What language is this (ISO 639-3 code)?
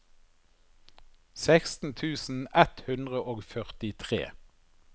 nor